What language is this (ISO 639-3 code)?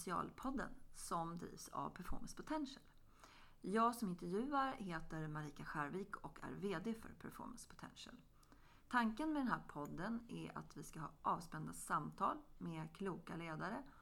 swe